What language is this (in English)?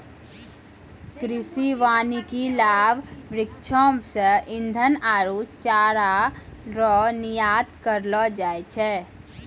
Maithili